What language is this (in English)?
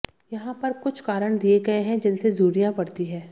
Hindi